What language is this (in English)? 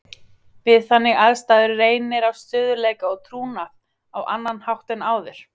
Icelandic